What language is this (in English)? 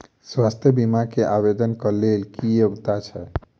Maithili